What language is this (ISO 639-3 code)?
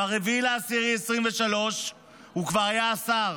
heb